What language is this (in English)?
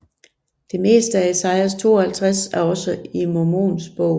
Danish